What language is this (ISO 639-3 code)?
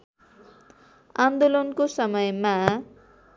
nep